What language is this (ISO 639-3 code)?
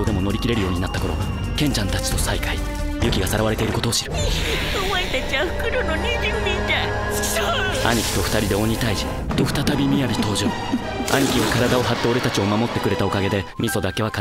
jpn